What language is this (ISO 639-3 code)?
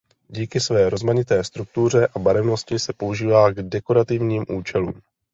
ces